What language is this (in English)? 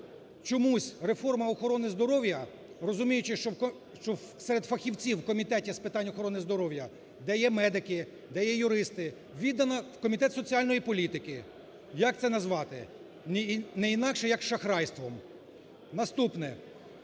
Ukrainian